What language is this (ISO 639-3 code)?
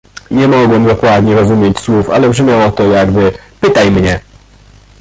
pol